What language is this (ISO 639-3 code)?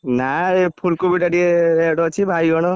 ori